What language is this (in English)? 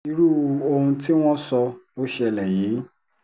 Yoruba